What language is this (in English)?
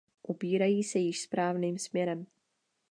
Czech